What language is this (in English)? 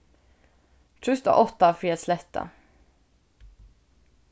Faroese